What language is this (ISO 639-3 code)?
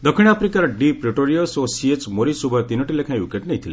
ori